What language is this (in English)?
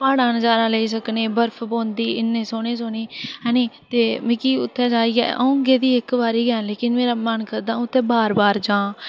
Dogri